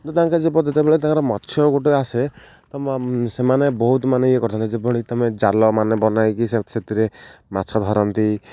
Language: Odia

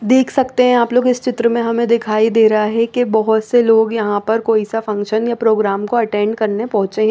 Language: Hindi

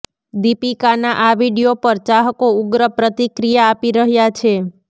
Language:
Gujarati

